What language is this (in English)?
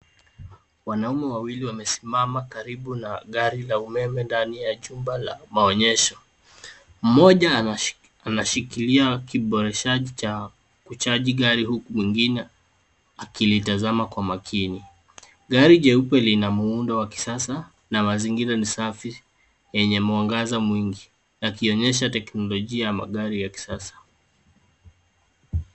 Swahili